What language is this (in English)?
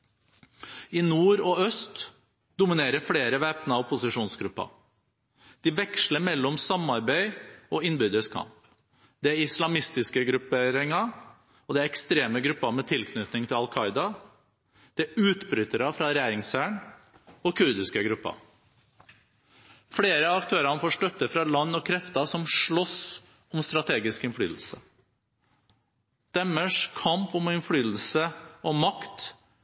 Norwegian Bokmål